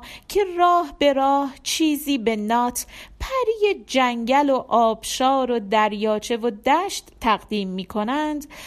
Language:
Persian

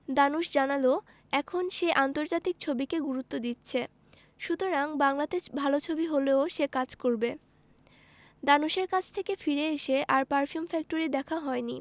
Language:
Bangla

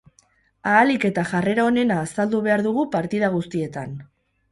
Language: Basque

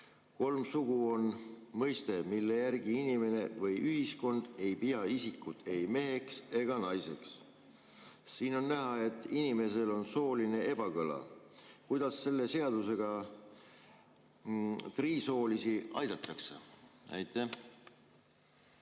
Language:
Estonian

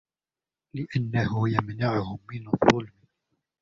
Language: Arabic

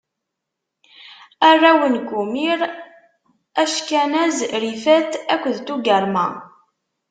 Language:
Kabyle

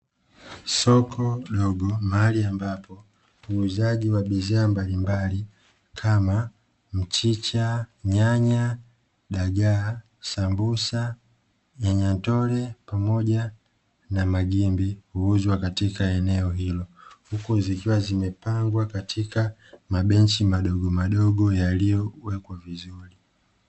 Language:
Swahili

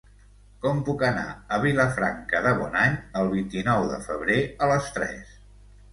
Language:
Catalan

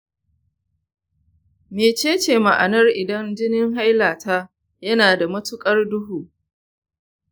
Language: Hausa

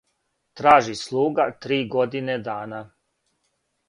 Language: Serbian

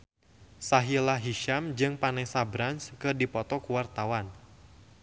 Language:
Sundanese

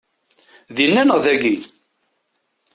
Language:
Kabyle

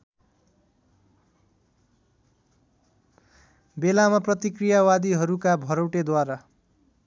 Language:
Nepali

